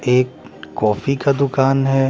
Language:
Hindi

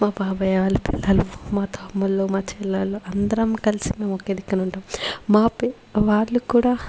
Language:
Telugu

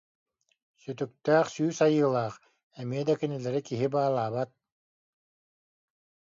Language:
Yakut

